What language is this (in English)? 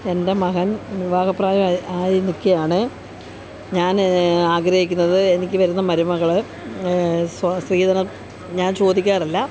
Malayalam